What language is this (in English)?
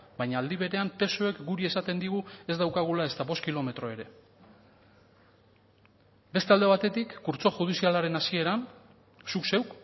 Basque